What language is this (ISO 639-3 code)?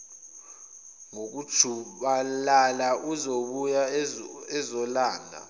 zul